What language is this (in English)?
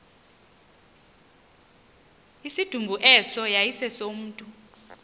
Xhosa